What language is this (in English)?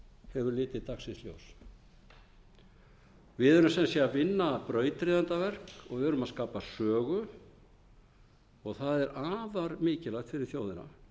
Icelandic